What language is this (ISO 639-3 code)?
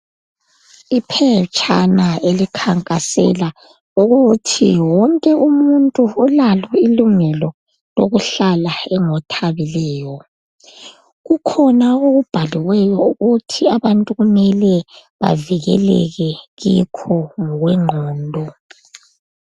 nde